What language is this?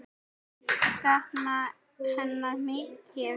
Icelandic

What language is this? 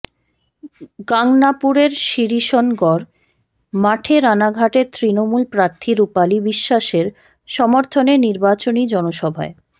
Bangla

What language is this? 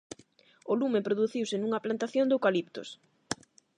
Galician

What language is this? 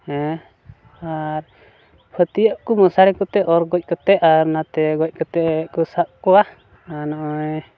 Santali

